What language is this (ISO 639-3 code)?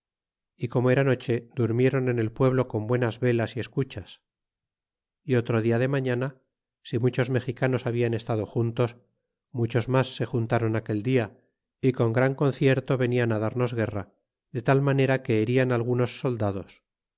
spa